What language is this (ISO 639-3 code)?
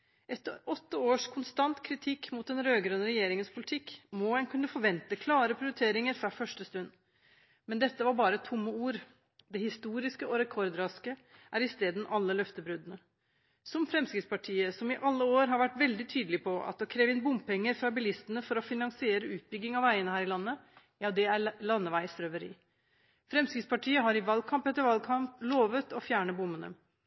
nob